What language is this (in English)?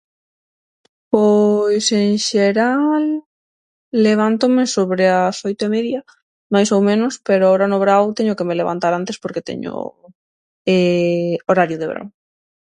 Galician